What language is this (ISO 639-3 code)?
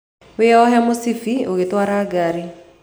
kik